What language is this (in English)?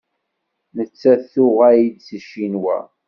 Kabyle